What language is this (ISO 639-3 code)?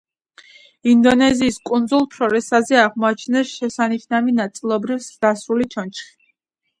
kat